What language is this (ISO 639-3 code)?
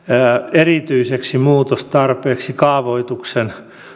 fin